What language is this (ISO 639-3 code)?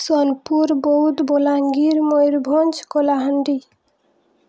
ori